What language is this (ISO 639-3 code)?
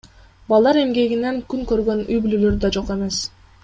kir